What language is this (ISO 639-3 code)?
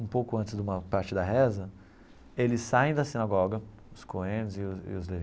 por